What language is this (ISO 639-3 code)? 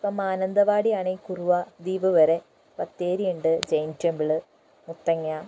mal